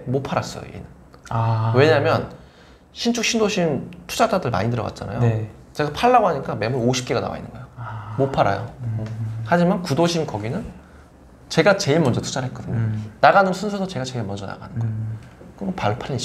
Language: Korean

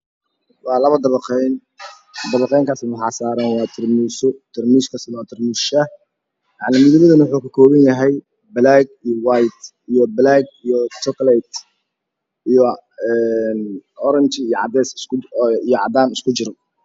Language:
Somali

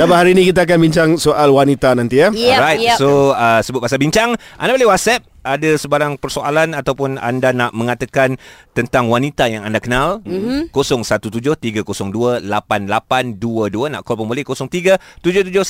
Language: Malay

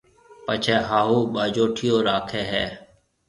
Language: Marwari (Pakistan)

